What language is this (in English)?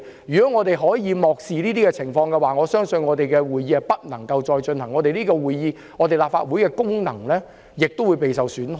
Cantonese